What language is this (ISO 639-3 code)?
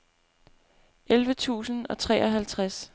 dan